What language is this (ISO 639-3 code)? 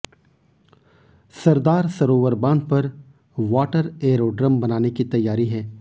hin